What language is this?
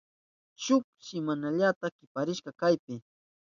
Southern Pastaza Quechua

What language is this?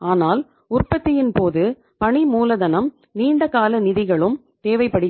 Tamil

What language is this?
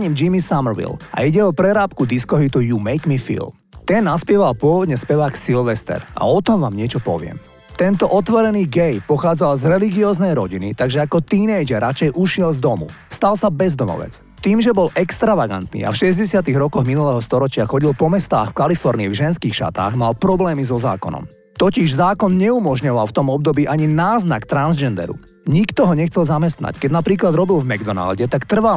Slovak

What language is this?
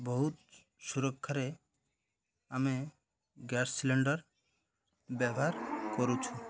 Odia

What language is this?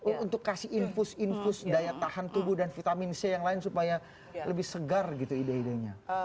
Indonesian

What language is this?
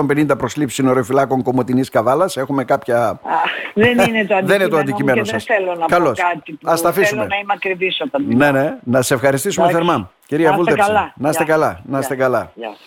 Greek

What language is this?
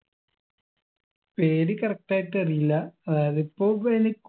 Malayalam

